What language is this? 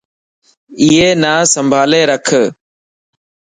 Dhatki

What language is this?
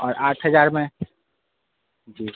Urdu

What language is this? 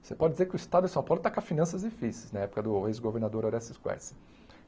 Portuguese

